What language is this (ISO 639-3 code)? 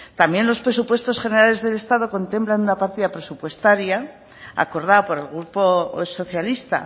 spa